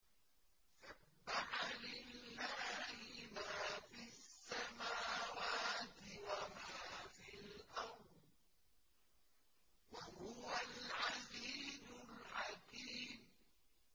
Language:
Arabic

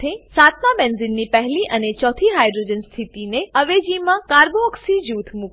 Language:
Gujarati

